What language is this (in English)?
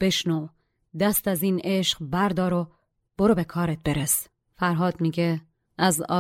Persian